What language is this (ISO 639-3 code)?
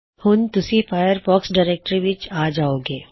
pan